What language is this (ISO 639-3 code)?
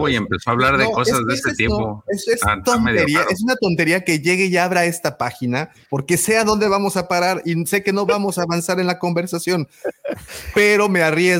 spa